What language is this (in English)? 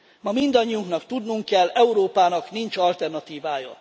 Hungarian